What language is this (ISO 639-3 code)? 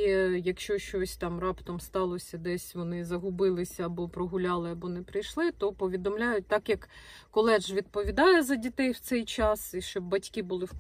ukr